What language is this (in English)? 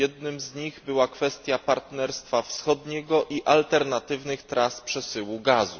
Polish